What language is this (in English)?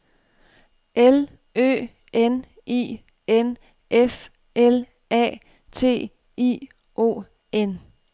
Danish